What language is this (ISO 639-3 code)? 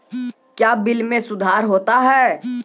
mai